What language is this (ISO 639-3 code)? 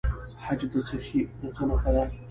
pus